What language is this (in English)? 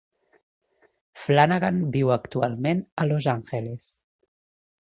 Catalan